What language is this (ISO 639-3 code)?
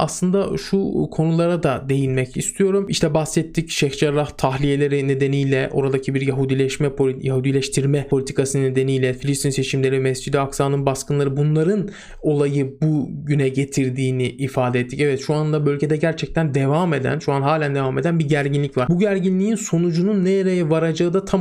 tur